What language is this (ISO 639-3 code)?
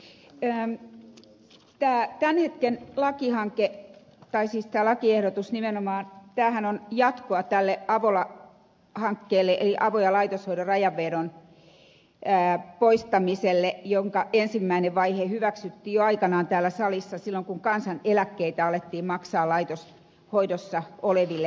fin